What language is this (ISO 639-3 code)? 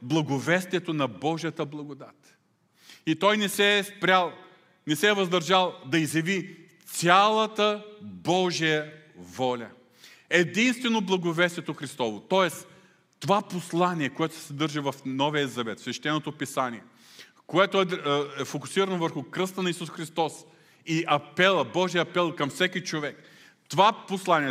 bul